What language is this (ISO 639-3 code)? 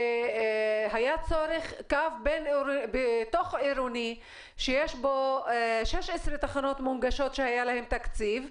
heb